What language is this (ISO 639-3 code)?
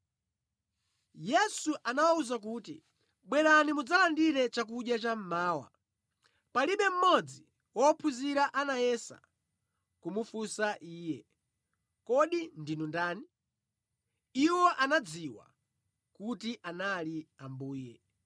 nya